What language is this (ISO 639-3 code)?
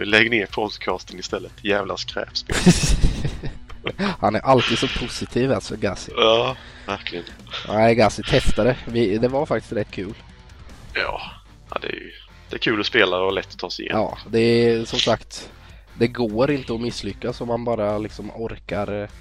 swe